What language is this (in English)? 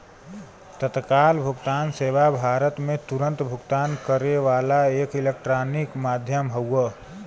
Bhojpuri